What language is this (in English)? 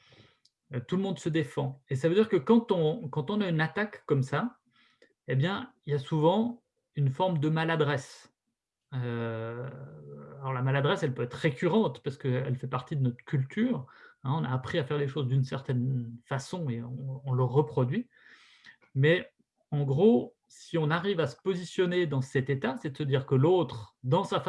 French